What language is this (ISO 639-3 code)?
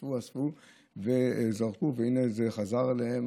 heb